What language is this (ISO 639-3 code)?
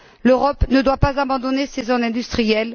fra